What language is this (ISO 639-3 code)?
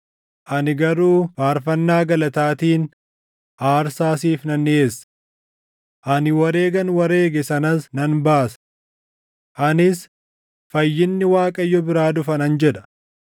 orm